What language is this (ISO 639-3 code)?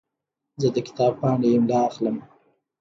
pus